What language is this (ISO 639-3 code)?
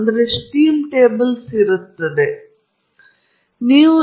kan